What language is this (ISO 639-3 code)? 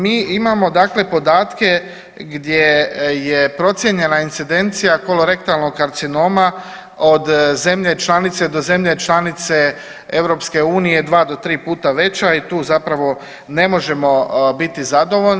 hrv